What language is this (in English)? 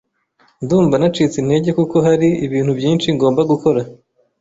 Kinyarwanda